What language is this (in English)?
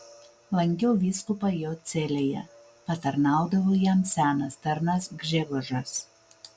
Lithuanian